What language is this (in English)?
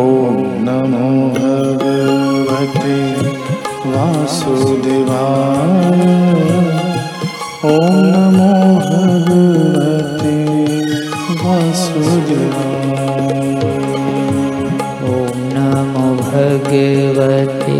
Hindi